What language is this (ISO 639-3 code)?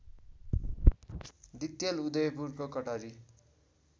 nep